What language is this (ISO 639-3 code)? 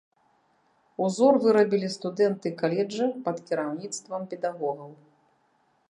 bel